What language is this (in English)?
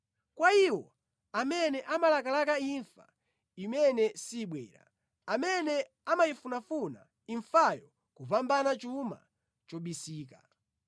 Nyanja